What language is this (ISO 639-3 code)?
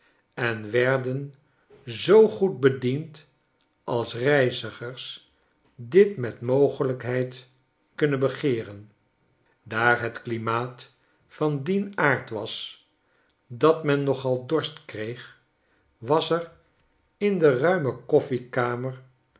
nld